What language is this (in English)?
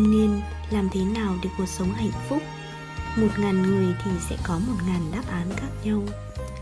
Vietnamese